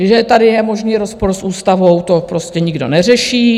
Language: Czech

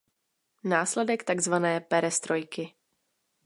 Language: Czech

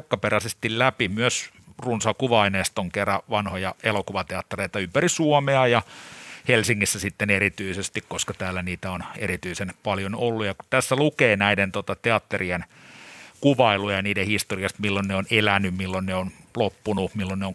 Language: Finnish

